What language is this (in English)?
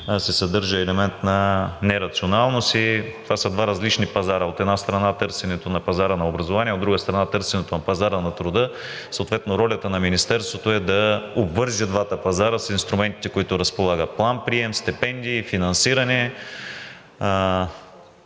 Bulgarian